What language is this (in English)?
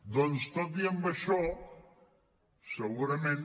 Catalan